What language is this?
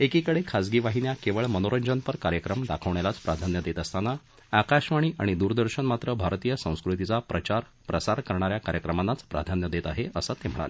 Marathi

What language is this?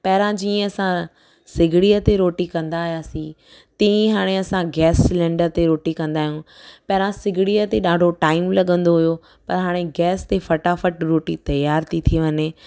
Sindhi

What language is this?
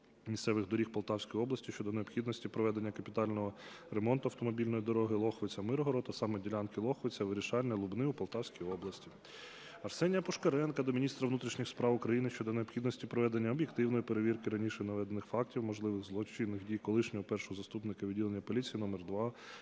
Ukrainian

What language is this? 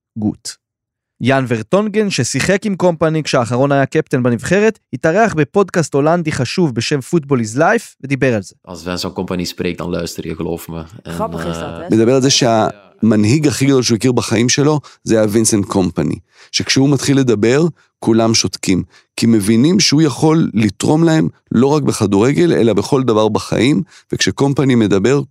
Hebrew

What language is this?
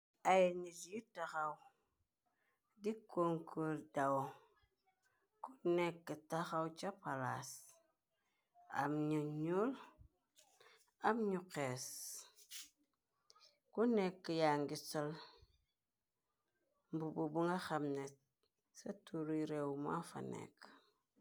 Wolof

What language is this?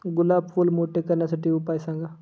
Marathi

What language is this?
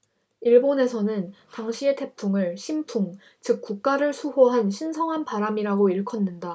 Korean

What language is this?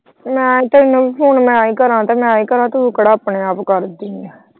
Punjabi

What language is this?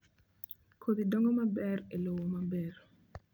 Luo (Kenya and Tanzania)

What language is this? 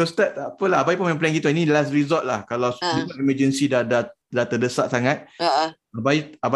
Malay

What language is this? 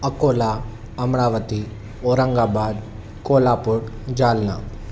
Sindhi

